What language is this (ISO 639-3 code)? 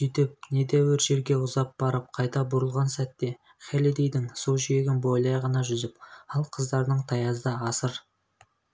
kaz